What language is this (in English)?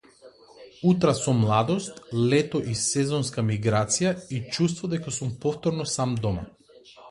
Macedonian